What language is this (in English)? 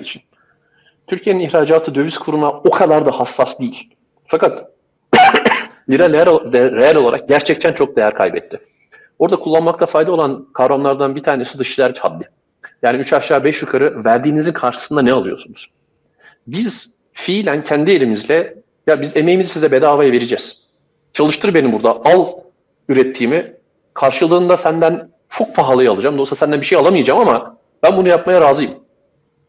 Turkish